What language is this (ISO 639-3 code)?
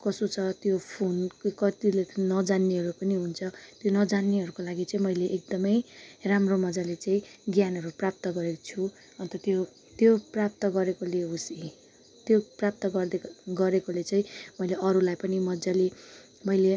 nep